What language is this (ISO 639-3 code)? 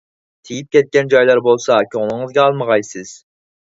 uig